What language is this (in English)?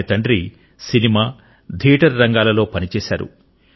Telugu